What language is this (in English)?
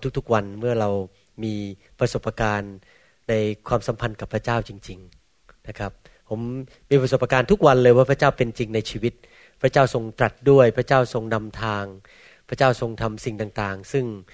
Thai